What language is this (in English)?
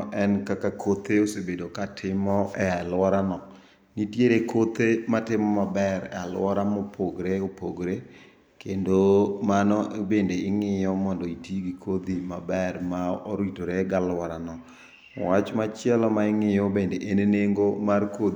Luo (Kenya and Tanzania)